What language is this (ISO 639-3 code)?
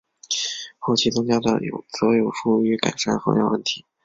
zho